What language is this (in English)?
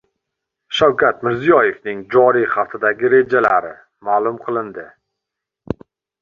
Uzbek